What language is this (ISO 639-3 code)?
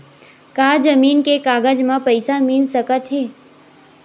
hne